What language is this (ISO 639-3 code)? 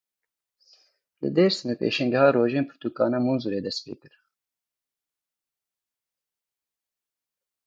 kur